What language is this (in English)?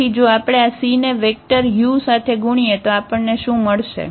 Gujarati